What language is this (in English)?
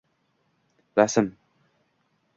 Uzbek